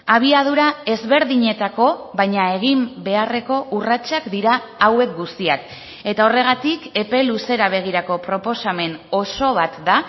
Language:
Basque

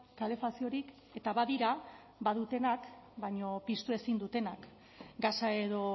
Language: Basque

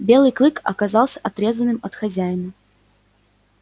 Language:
Russian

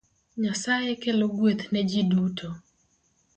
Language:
Luo (Kenya and Tanzania)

